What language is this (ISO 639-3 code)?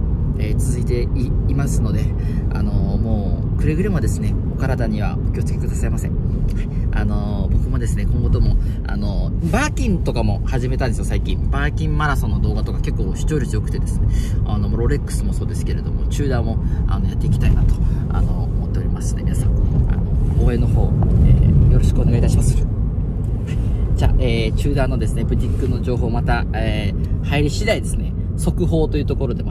jpn